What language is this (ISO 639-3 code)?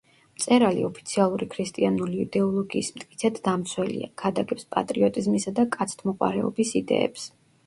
kat